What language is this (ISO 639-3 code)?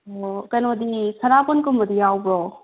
mni